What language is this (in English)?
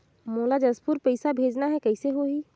Chhattisgarhi